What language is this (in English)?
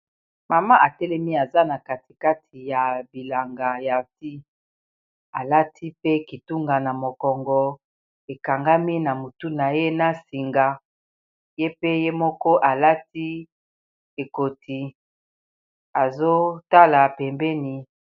Lingala